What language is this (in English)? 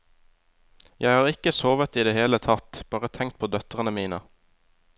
Norwegian